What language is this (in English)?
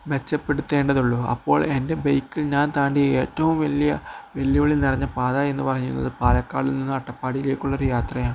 Malayalam